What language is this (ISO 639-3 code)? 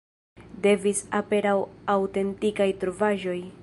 epo